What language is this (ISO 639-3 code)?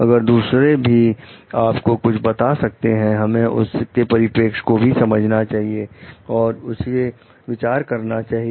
hin